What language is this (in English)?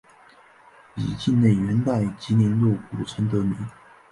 Chinese